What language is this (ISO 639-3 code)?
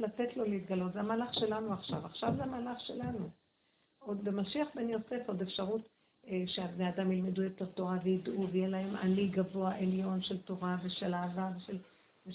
heb